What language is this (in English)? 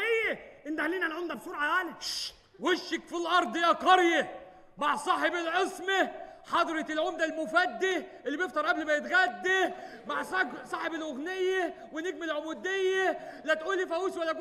Arabic